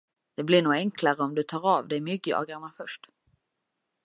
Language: Swedish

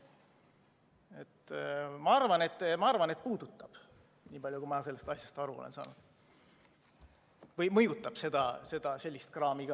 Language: Estonian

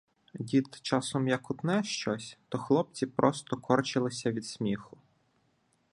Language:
Ukrainian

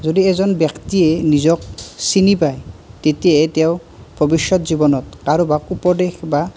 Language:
Assamese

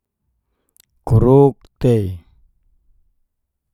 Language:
Geser-Gorom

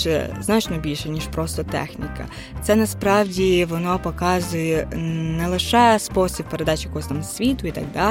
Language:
Ukrainian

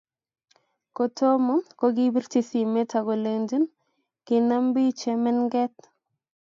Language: Kalenjin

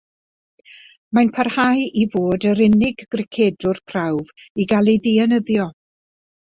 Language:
Welsh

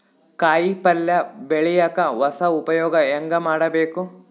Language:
Kannada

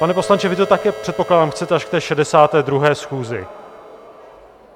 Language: Czech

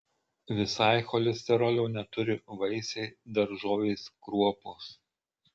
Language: Lithuanian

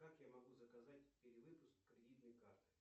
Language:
Russian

